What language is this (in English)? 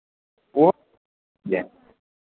Maithili